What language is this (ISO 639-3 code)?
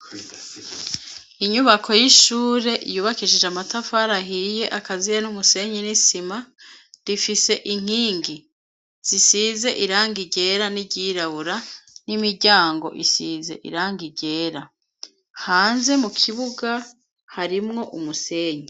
run